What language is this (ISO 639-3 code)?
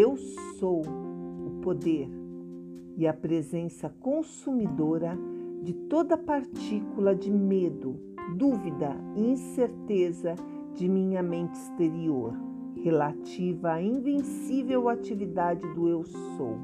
por